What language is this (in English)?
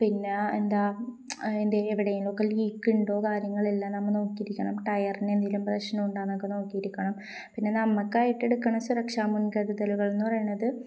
Malayalam